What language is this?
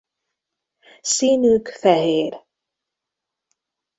Hungarian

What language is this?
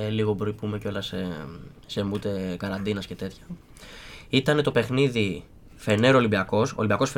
Greek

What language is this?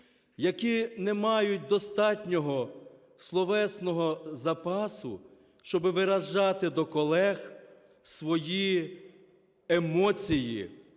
Ukrainian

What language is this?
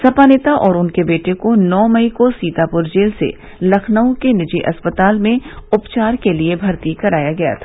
Hindi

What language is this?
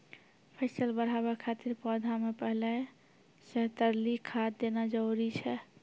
Maithili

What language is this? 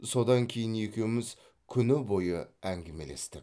Kazakh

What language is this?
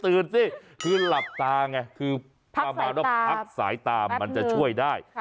Thai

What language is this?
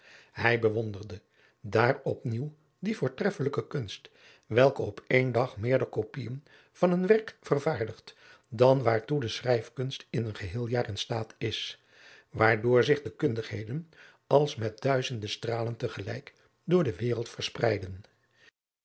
Dutch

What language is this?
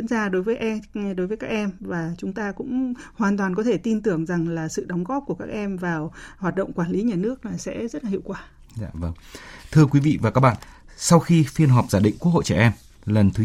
Vietnamese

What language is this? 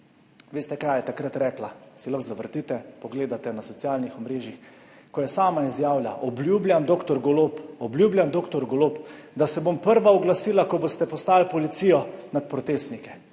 Slovenian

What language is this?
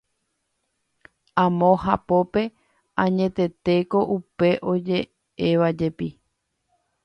Guarani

